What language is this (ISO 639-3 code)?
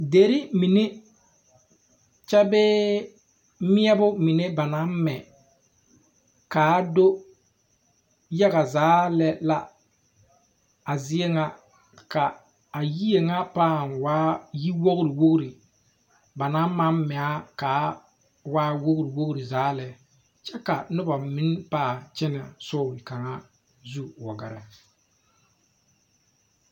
dga